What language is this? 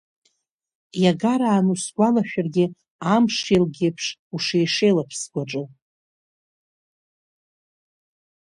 Abkhazian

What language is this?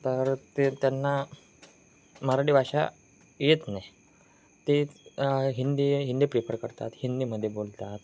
Marathi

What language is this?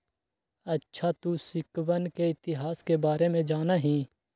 Magahi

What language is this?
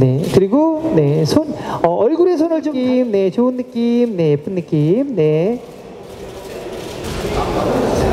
Korean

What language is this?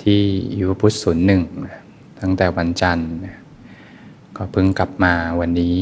Thai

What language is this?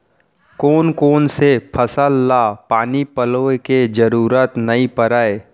Chhattisgarhi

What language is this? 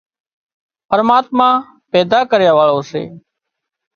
Wadiyara Koli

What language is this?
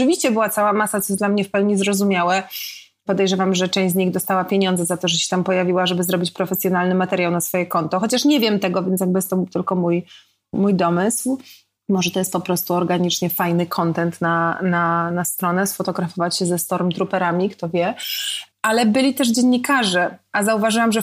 Polish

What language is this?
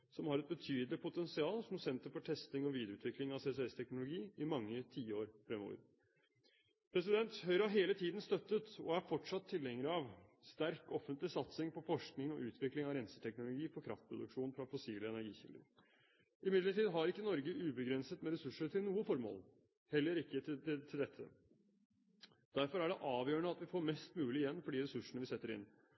Norwegian Bokmål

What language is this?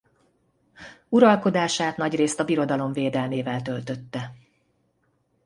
Hungarian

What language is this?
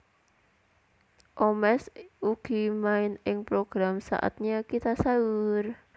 Javanese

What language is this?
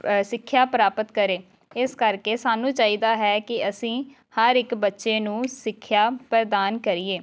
Punjabi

